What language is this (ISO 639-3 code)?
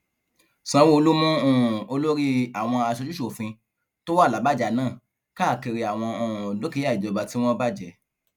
yor